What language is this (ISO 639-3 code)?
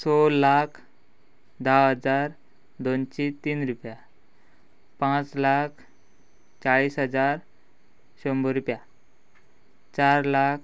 kok